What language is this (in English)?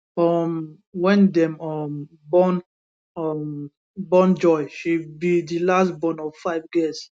Nigerian Pidgin